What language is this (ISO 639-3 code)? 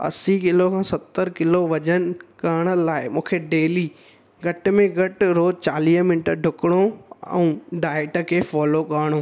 snd